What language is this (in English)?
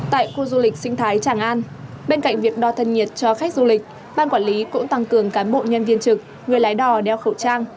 Vietnamese